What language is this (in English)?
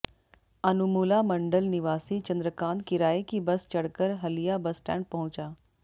Hindi